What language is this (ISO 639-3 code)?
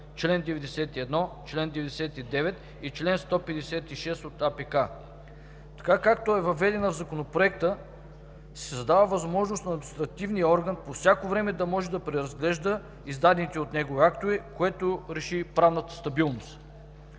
bul